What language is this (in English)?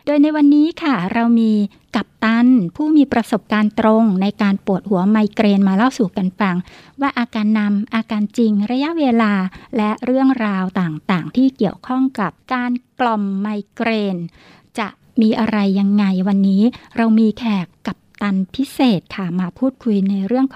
Thai